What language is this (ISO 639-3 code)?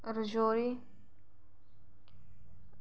doi